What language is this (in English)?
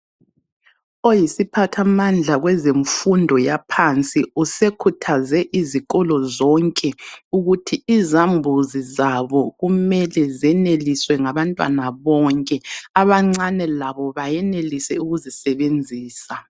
North Ndebele